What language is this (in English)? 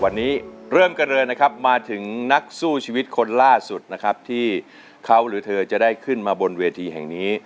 Thai